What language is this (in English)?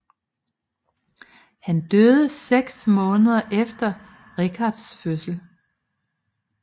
Danish